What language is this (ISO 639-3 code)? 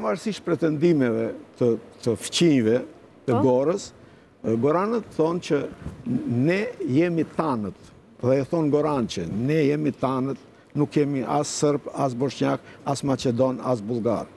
ron